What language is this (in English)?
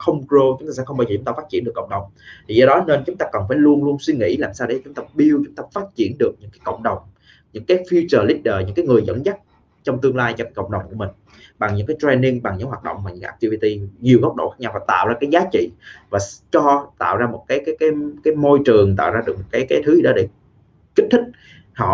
Vietnamese